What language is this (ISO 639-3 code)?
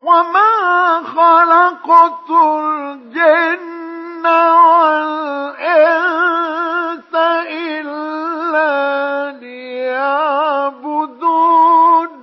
ara